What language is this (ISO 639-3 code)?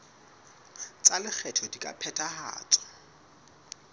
sot